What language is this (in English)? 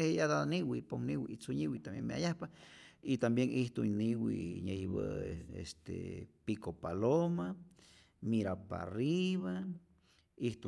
Rayón Zoque